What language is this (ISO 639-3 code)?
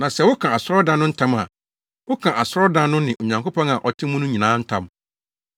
aka